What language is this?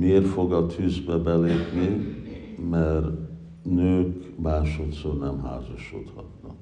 Hungarian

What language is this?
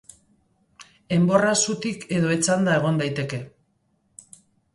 Basque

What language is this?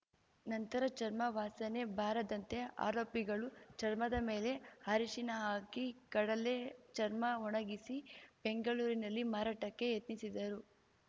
Kannada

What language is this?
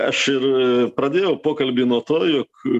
Lithuanian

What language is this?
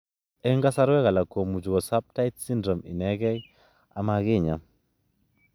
Kalenjin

